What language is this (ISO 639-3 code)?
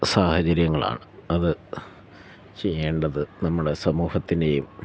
mal